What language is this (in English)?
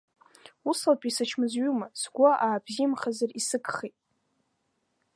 Abkhazian